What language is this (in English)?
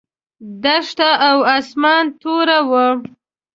Pashto